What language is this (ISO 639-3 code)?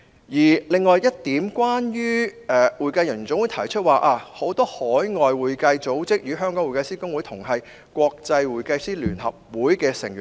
yue